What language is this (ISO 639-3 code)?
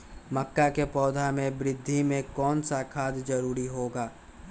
mag